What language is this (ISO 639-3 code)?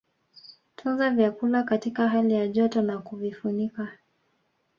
swa